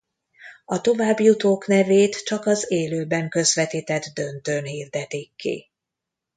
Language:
Hungarian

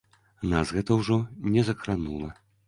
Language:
Belarusian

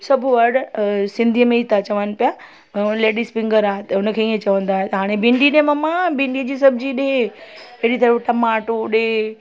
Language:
Sindhi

